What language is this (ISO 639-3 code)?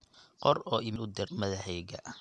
som